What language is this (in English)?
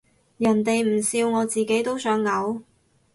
Cantonese